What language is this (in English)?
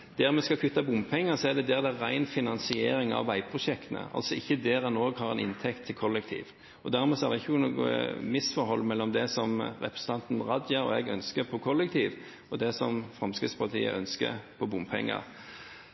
Norwegian Bokmål